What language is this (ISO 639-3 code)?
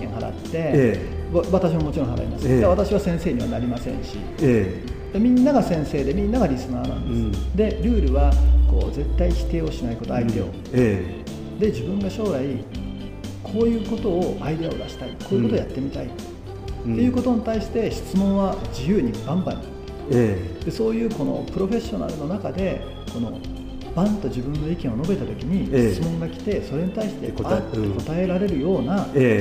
jpn